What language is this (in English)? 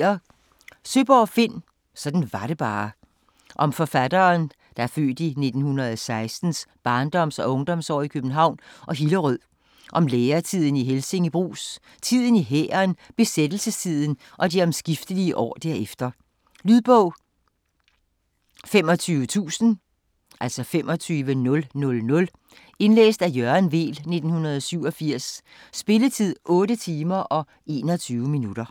Danish